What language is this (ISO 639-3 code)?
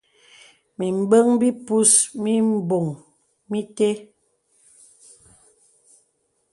beb